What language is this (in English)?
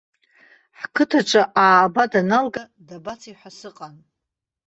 Abkhazian